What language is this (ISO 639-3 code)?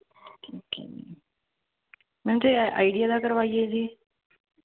pan